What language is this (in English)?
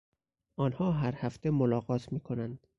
Persian